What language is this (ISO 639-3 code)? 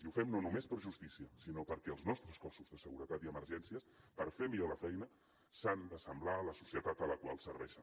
cat